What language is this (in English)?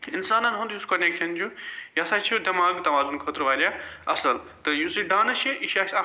Kashmiri